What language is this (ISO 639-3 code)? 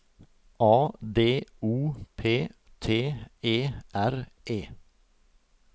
nor